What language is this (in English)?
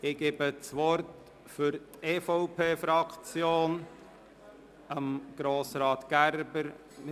Swiss German